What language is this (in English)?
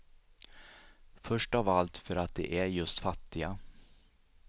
Swedish